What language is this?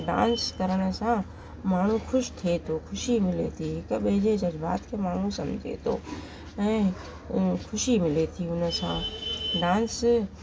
Sindhi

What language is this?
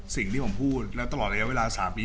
Thai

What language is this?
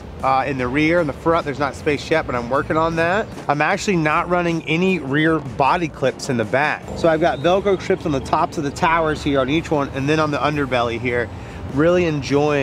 English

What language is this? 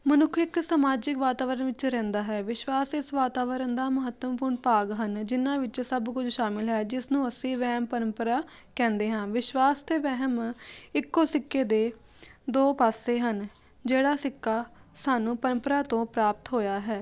Punjabi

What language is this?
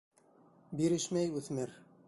Bashkir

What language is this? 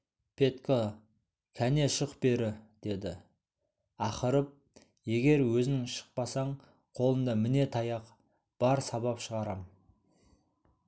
Kazakh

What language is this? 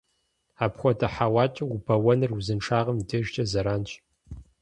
Kabardian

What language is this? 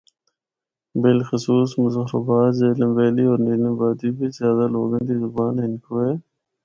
Northern Hindko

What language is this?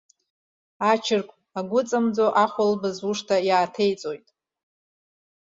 Abkhazian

